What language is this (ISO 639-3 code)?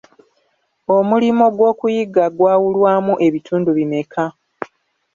lug